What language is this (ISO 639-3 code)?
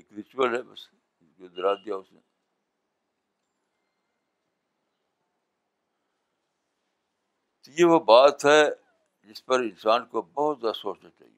urd